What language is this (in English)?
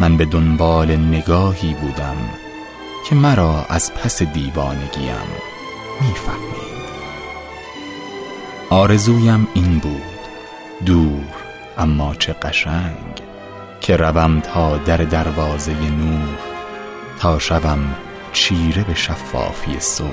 Persian